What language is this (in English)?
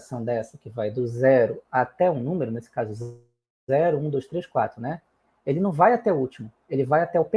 Portuguese